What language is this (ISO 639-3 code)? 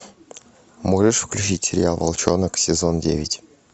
rus